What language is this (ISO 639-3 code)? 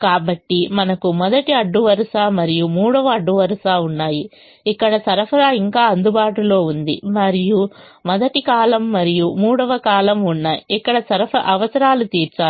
tel